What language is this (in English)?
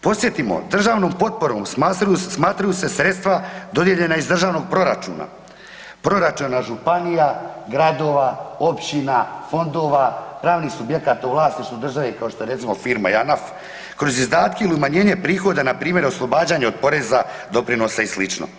Croatian